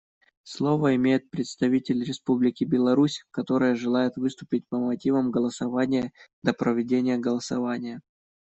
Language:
Russian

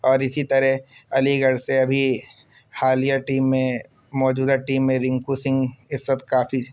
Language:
Urdu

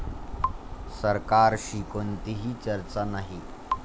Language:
Marathi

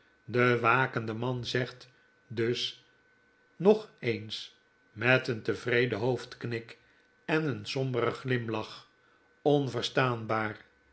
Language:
Dutch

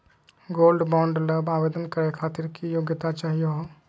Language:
Magahi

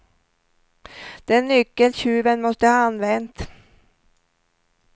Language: Swedish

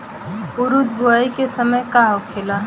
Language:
Bhojpuri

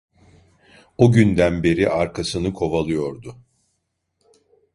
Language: Turkish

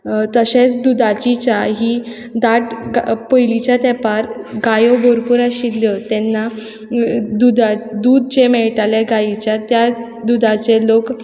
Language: Konkani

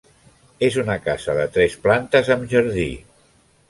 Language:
Catalan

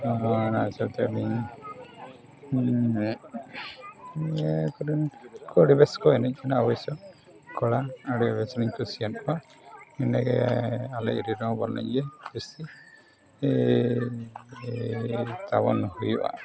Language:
Santali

